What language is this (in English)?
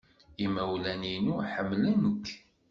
Kabyle